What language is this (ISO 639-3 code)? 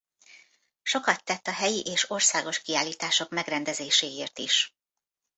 hun